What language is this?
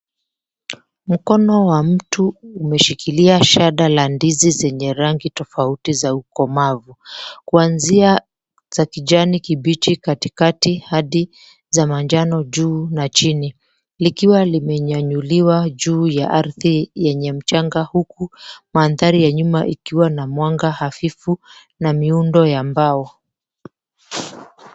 Swahili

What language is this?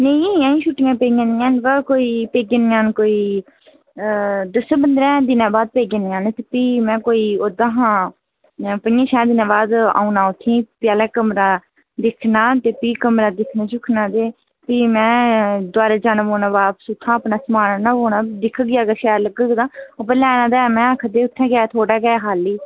Dogri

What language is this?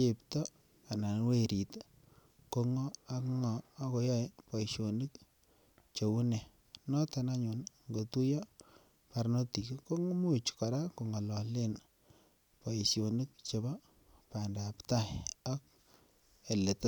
Kalenjin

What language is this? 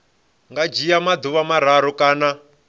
Venda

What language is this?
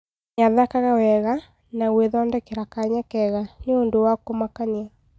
Kikuyu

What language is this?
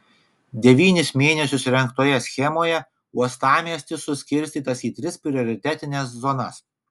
Lithuanian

